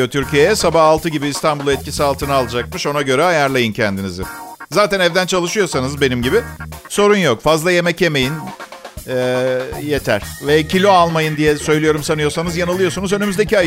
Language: Turkish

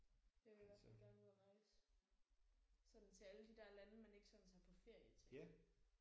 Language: Danish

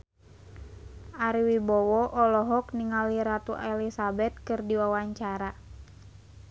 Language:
Sundanese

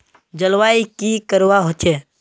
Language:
Magahi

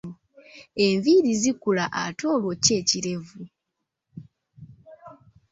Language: Ganda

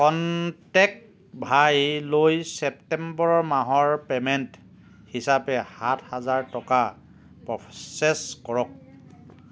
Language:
Assamese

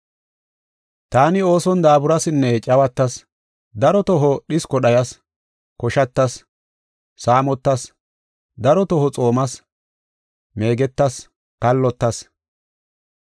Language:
Gofa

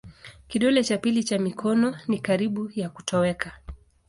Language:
Swahili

